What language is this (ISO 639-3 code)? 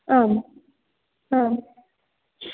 san